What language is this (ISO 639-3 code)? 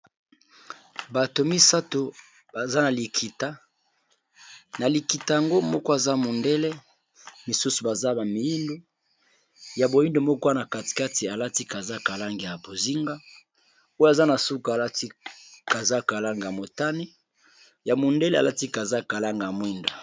lin